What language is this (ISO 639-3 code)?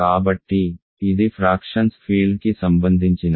tel